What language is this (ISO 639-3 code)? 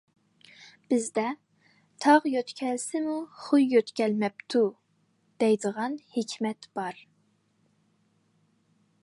uig